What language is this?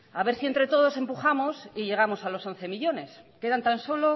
Spanish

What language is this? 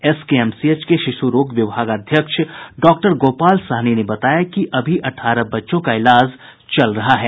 Hindi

